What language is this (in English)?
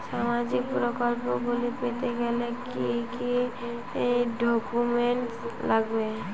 Bangla